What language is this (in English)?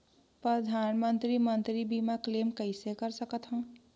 Chhattisgarhi